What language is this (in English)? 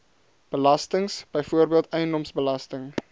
Afrikaans